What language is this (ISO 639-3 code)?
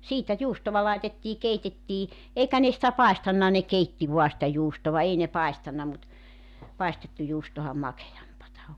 fin